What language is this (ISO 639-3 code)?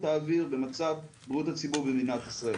heb